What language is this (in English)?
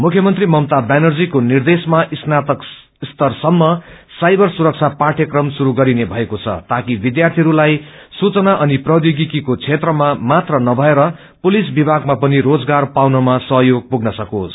Nepali